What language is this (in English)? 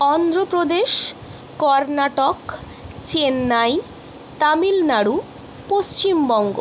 Bangla